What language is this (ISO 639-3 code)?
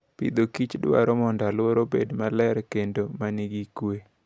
luo